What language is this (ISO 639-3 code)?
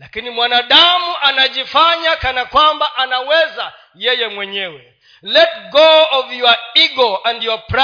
swa